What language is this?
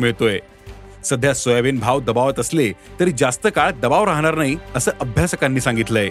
Marathi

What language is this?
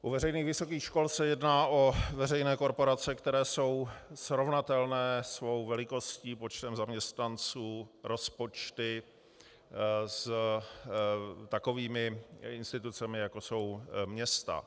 Czech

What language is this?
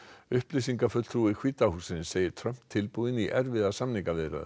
Icelandic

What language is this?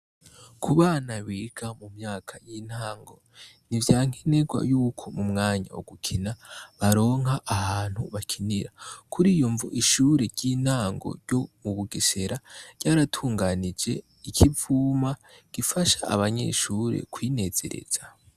Rundi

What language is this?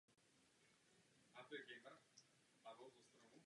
Czech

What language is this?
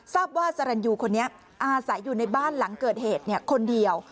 Thai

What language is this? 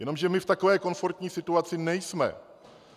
Czech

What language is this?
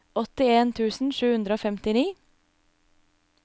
Norwegian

